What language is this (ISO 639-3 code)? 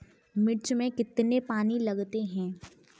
hin